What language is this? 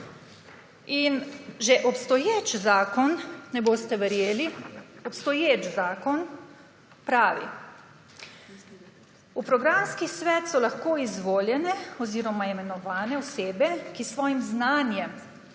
Slovenian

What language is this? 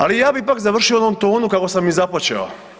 Croatian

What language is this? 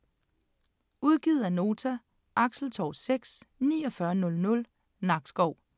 Danish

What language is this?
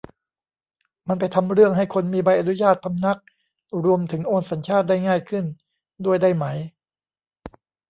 Thai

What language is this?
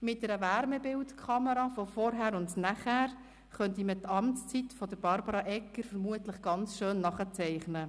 Swiss German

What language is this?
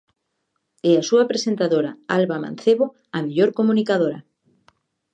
Galician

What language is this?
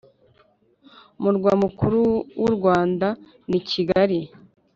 Kinyarwanda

